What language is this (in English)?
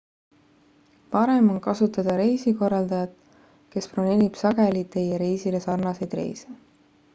Estonian